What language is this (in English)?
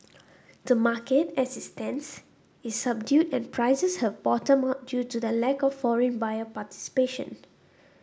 English